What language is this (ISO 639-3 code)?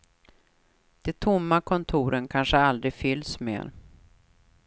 swe